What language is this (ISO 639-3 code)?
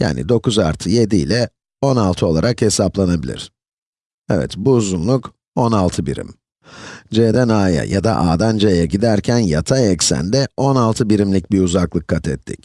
tur